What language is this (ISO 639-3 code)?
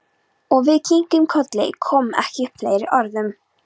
isl